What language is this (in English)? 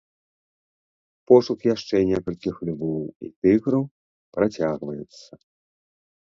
Belarusian